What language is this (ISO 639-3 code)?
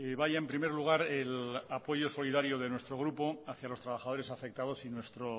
spa